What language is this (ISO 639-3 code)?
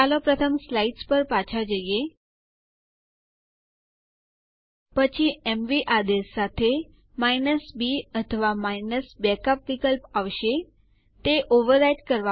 guj